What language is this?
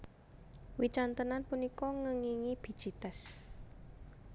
Javanese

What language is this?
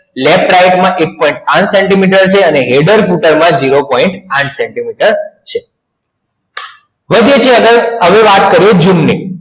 Gujarati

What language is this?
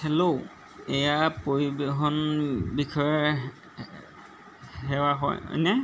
Assamese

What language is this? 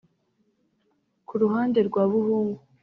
Kinyarwanda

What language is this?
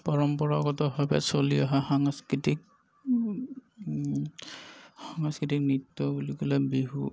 Assamese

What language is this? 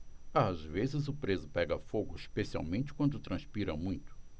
Portuguese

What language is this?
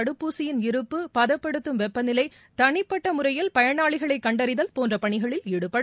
Tamil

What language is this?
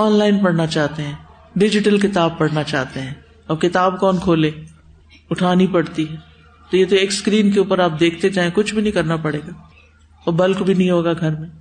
Urdu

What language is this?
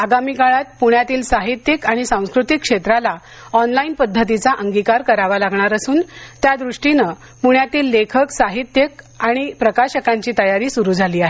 Marathi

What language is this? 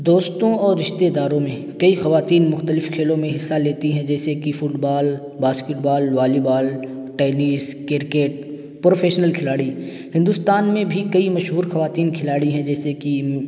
Urdu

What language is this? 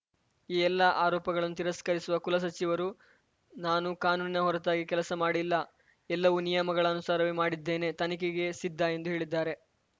Kannada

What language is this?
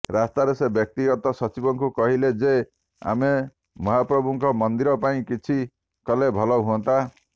Odia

